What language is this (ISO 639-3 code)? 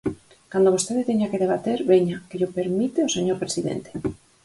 glg